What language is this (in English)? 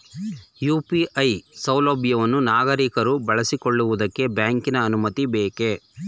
Kannada